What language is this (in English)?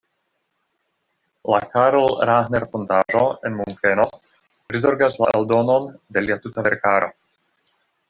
Esperanto